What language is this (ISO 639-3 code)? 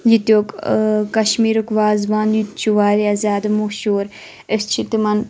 kas